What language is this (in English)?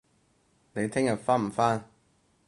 Cantonese